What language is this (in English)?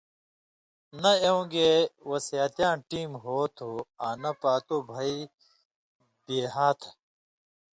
Indus Kohistani